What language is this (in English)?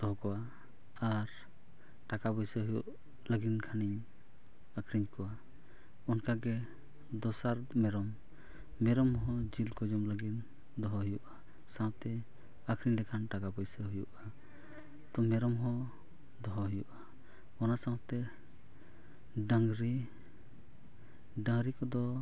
Santali